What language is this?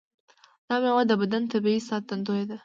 Pashto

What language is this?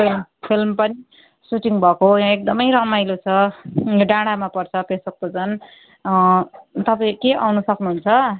Nepali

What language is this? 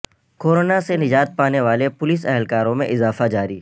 Urdu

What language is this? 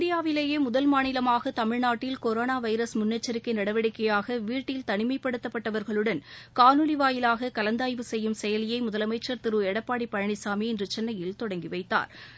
Tamil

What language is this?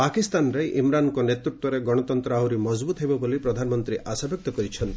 Odia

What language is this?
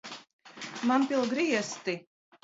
Latvian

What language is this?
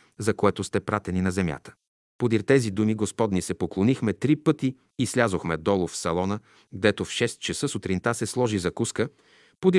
Bulgarian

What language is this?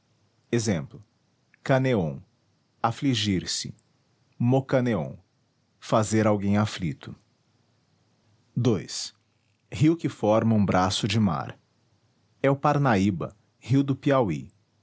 Portuguese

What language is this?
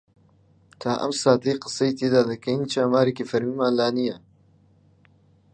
Central Kurdish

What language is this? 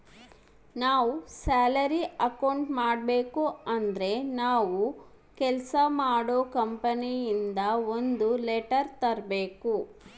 Kannada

